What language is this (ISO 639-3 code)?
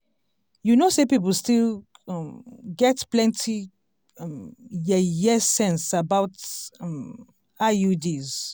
pcm